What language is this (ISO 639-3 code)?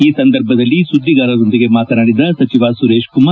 kan